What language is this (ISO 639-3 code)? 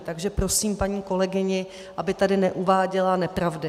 ces